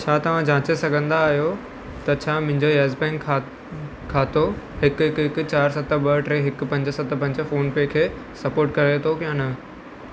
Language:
Sindhi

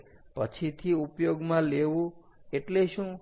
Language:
Gujarati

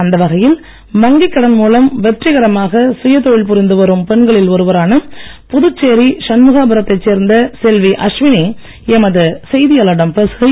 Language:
Tamil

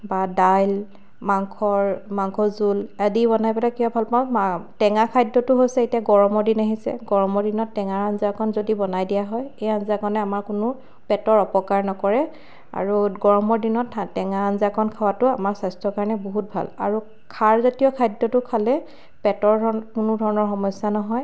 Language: Assamese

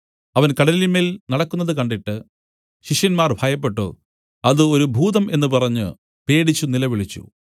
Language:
Malayalam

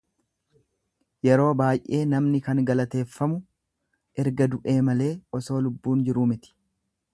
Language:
Oromo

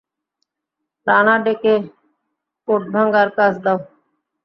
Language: Bangla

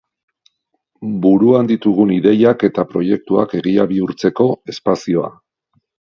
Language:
Basque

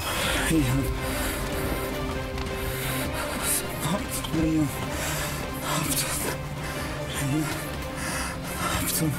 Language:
Turkish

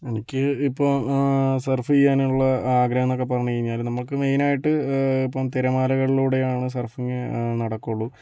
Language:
Malayalam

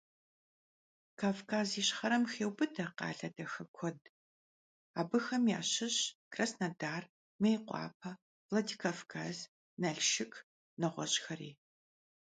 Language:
Kabardian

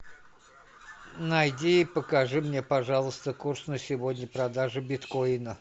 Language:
Russian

